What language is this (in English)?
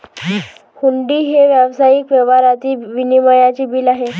Marathi